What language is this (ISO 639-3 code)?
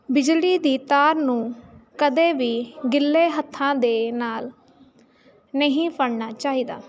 pan